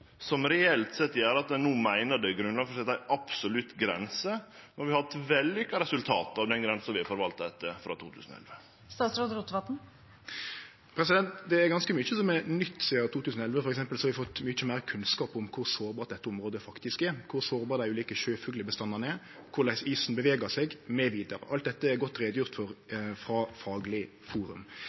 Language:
Norwegian Nynorsk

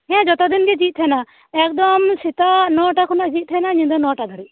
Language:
Santali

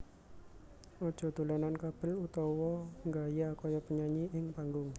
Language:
Javanese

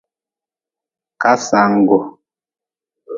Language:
Nawdm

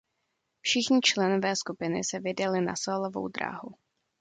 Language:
Czech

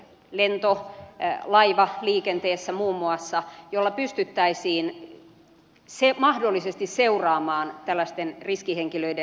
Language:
Finnish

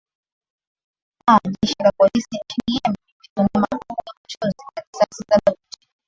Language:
Swahili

